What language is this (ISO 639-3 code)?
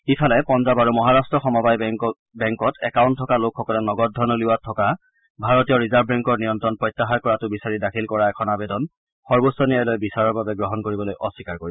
asm